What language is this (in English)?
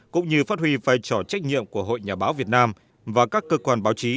Vietnamese